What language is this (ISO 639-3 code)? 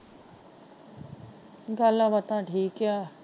pan